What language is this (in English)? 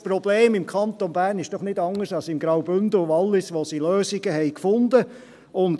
Swiss German